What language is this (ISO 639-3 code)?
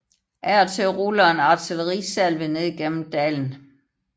dan